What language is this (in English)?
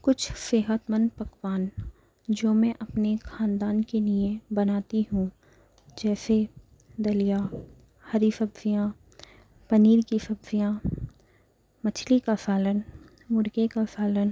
Urdu